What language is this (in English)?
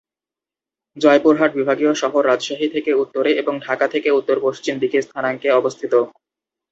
Bangla